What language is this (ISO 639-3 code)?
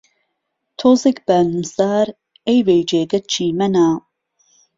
ckb